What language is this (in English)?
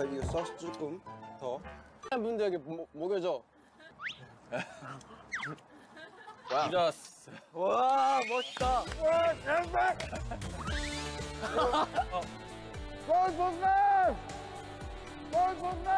Korean